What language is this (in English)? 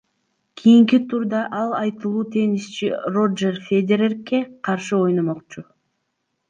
Kyrgyz